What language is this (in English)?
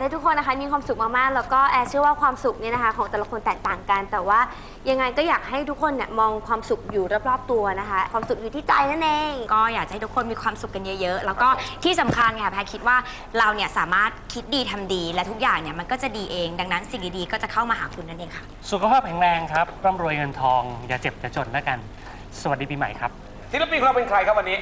Thai